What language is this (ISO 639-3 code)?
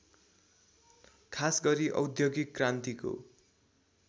nep